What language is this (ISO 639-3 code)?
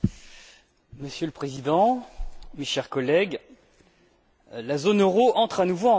fra